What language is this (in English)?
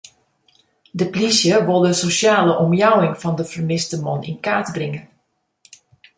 Western Frisian